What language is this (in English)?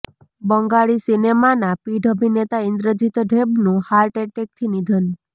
Gujarati